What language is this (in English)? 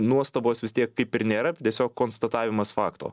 Lithuanian